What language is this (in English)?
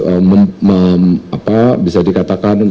Indonesian